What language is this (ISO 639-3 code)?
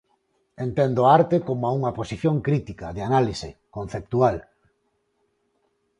glg